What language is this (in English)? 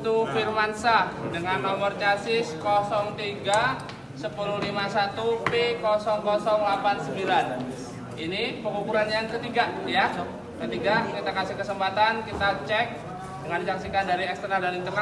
Indonesian